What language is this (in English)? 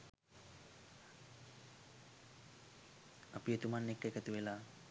Sinhala